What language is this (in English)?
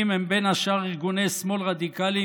Hebrew